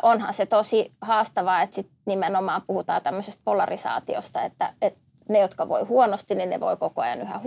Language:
Finnish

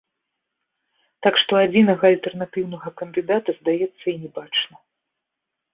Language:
Belarusian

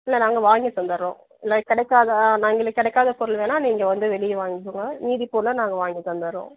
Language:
Tamil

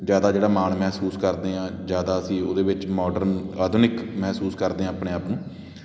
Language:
Punjabi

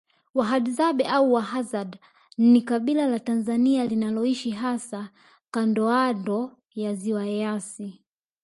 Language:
Swahili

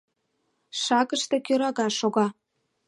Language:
Mari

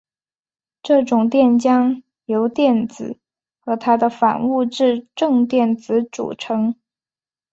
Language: Chinese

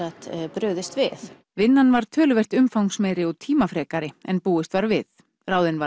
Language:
Icelandic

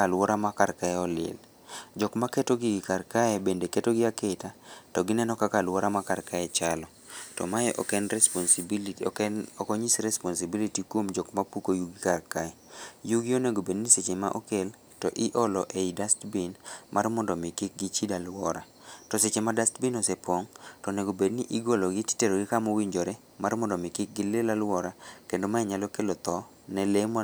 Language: Luo (Kenya and Tanzania)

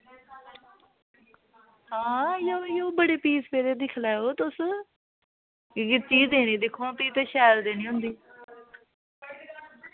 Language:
Dogri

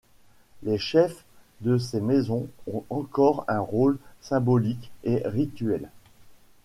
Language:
French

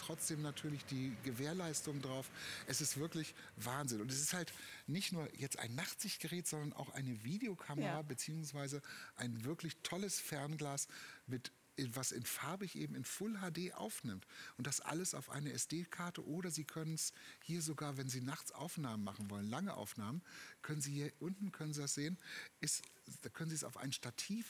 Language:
German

